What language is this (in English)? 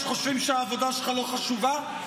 Hebrew